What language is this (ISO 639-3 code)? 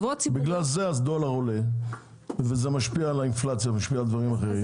heb